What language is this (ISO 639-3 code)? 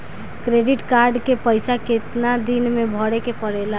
bho